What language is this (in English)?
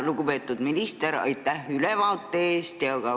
Estonian